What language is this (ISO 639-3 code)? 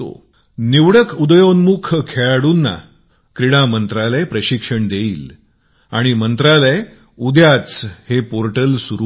mar